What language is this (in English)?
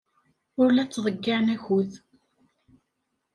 Kabyle